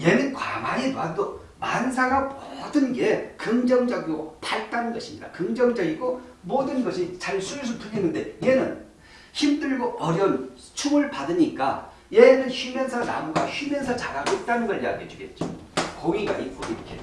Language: Korean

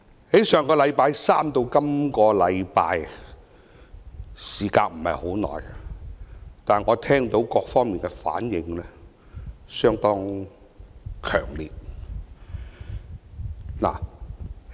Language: Cantonese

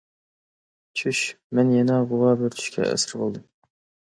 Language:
Uyghur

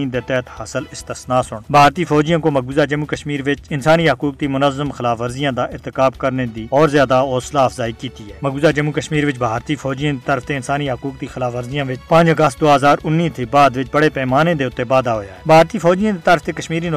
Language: Urdu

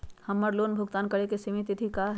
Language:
Magahi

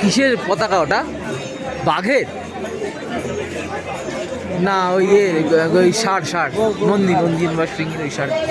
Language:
Turkish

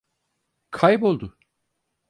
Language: Turkish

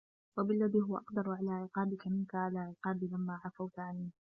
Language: Arabic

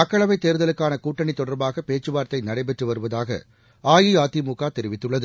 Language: Tamil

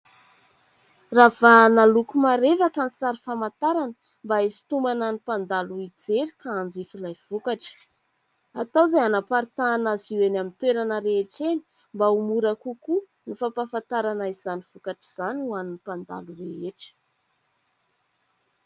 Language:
Malagasy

